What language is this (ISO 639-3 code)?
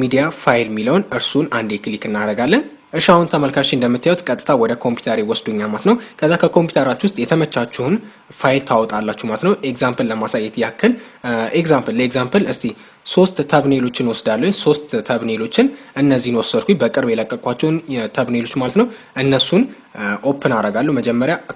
amh